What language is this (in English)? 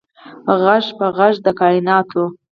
Pashto